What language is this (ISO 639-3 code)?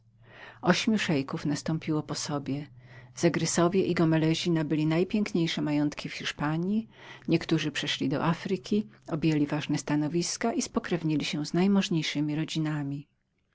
pol